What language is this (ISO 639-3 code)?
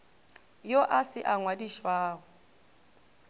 nso